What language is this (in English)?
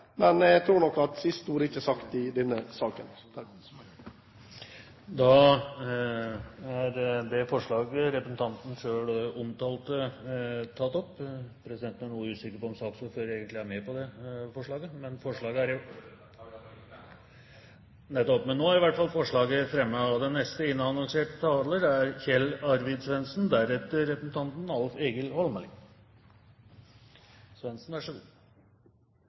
Norwegian